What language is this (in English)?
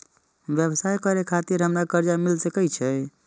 Maithili